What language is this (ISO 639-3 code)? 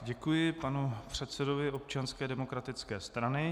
ces